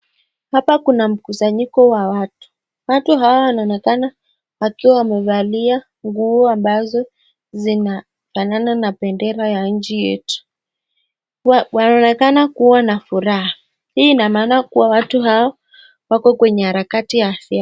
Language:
Swahili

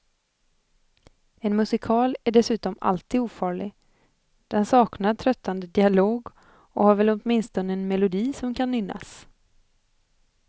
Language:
Swedish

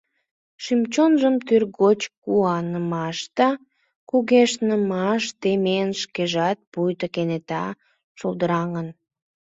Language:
Mari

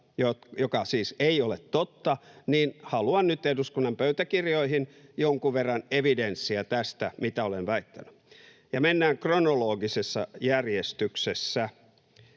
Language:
Finnish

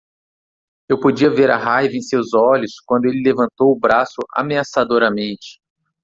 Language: Portuguese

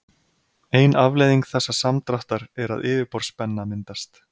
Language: Icelandic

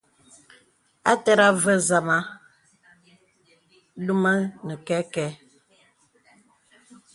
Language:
Bebele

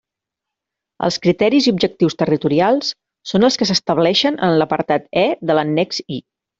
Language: Catalan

